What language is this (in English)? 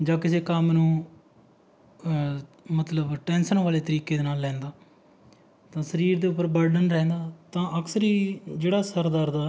Punjabi